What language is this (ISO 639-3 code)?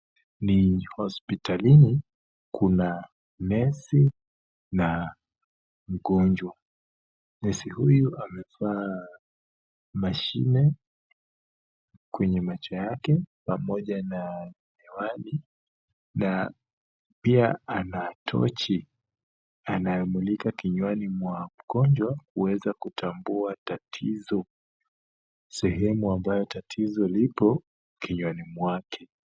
swa